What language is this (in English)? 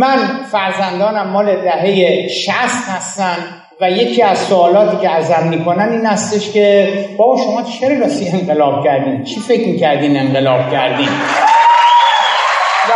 Persian